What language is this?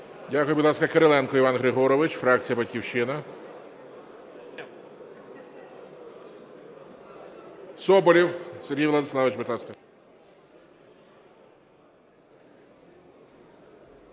Ukrainian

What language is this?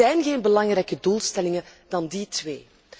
Dutch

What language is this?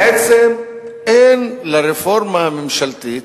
Hebrew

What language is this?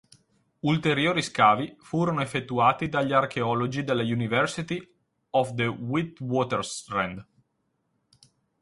Italian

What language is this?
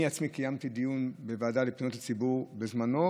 Hebrew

